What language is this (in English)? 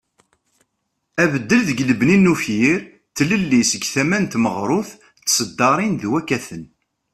Kabyle